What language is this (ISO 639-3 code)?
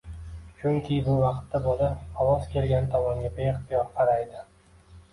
uzb